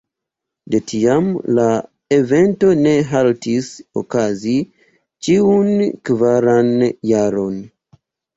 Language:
Esperanto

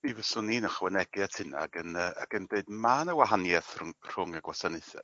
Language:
Welsh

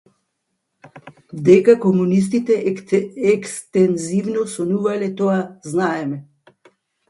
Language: Macedonian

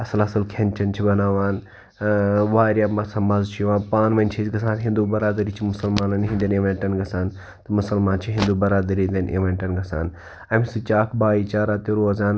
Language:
Kashmiri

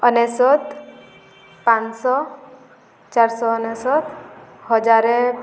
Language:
Odia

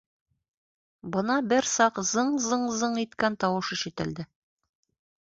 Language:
Bashkir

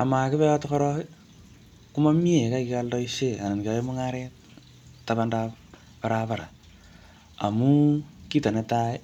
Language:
Kalenjin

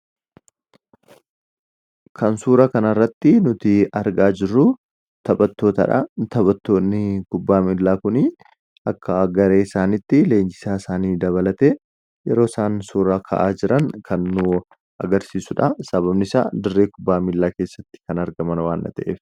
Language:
Oromo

